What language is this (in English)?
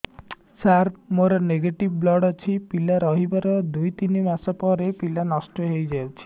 Odia